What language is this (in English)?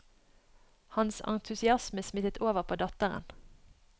Norwegian